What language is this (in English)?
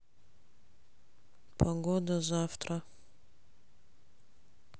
Russian